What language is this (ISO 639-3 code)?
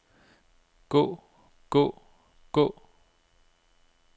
dan